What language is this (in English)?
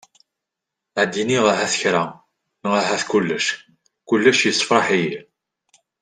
Kabyle